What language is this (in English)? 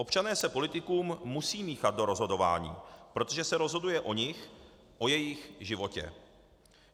Czech